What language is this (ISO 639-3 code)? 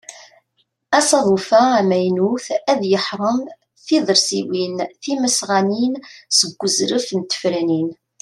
kab